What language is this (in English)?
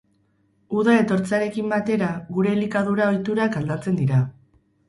Basque